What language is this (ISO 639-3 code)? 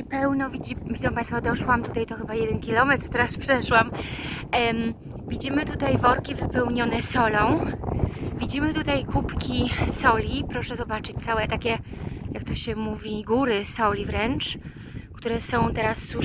pol